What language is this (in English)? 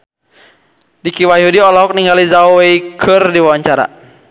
Sundanese